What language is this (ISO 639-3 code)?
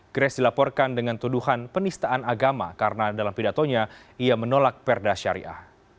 ind